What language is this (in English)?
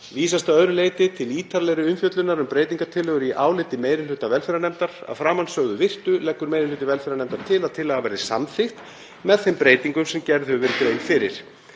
Icelandic